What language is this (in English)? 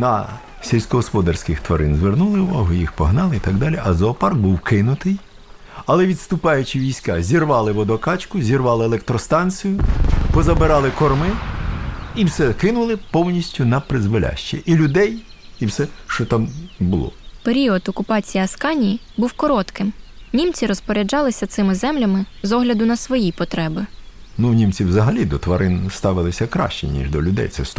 Ukrainian